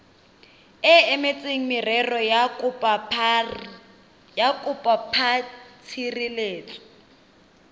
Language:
Tswana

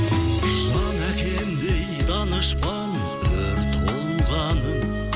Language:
Kazakh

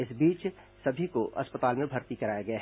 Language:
Hindi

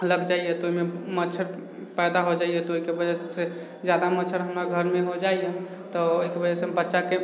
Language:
Maithili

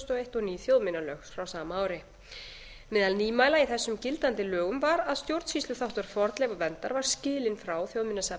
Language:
Icelandic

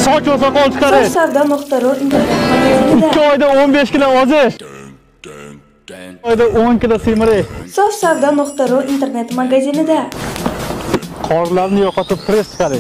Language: Dutch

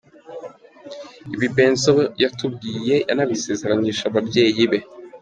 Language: Kinyarwanda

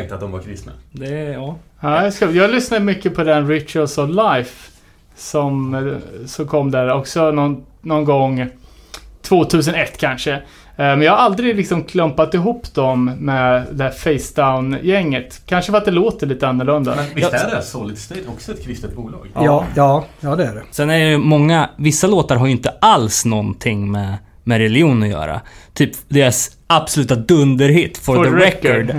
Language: Swedish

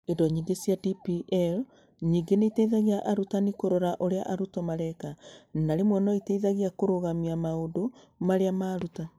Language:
Kikuyu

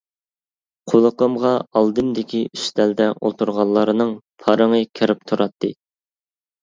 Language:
Uyghur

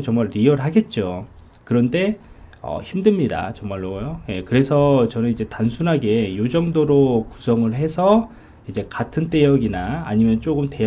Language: Korean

